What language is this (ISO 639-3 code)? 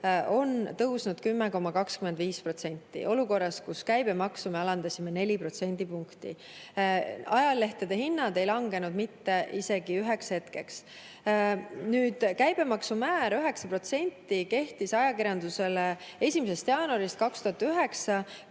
est